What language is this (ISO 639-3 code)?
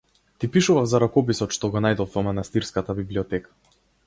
mkd